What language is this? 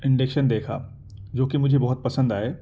Urdu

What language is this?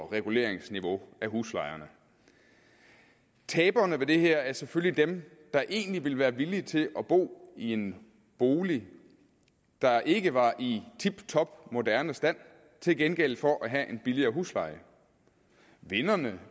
Danish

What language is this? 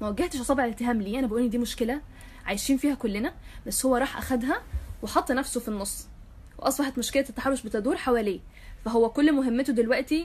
Arabic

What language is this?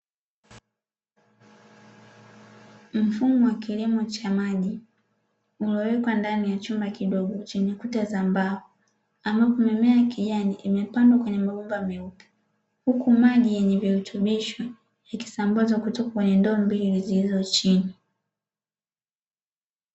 Swahili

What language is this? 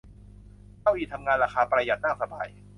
Thai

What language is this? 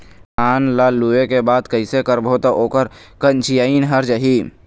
Chhattisgarhi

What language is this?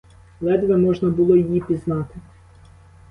Ukrainian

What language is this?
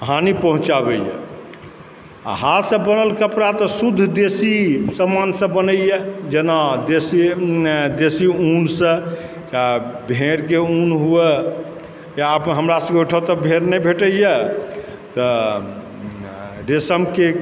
Maithili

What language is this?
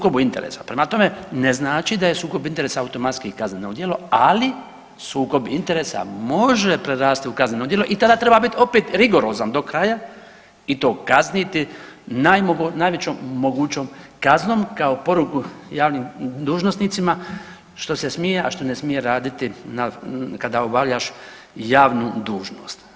Croatian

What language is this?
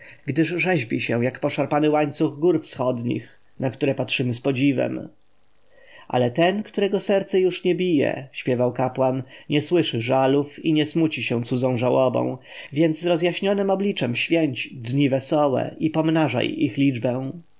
Polish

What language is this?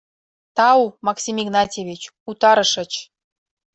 Mari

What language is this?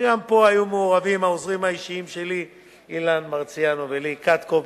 Hebrew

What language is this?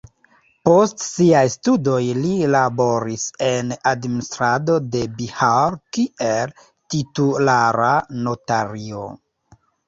Esperanto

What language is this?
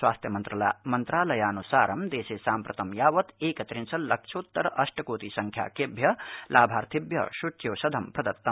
Sanskrit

